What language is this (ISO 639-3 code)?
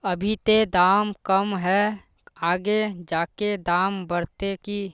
mag